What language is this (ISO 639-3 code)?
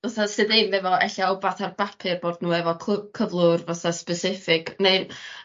cym